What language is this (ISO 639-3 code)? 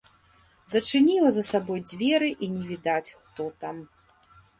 bel